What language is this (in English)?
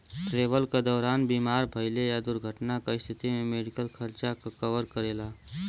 Bhojpuri